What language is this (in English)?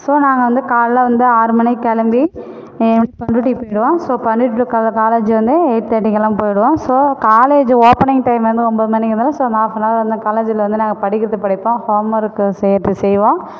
Tamil